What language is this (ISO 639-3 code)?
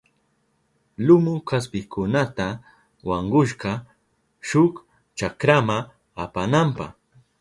qup